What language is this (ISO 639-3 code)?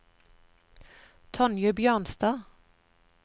nor